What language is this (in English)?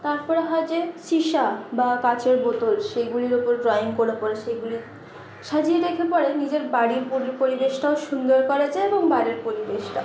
Bangla